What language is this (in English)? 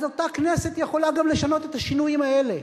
Hebrew